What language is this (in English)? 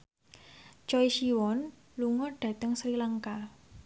Javanese